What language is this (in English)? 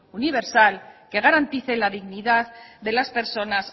Spanish